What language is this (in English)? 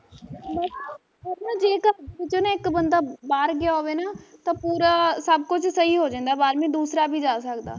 Punjabi